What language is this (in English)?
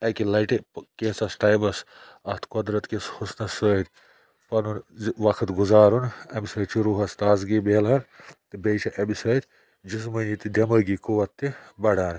Kashmiri